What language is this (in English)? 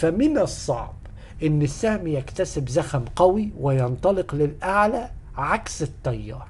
Arabic